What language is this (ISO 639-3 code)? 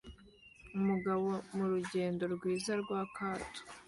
kin